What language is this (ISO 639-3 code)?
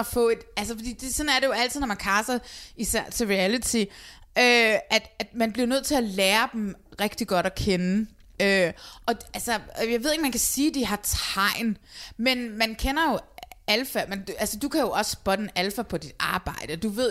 dan